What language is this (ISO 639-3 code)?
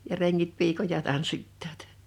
fin